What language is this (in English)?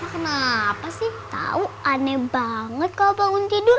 Indonesian